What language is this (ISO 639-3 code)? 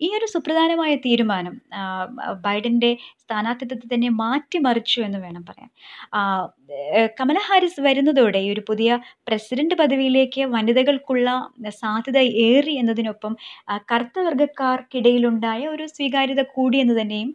mal